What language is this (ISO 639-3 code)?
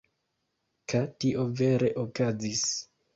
epo